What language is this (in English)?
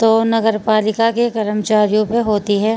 Urdu